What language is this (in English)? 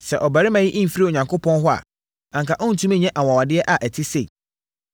Akan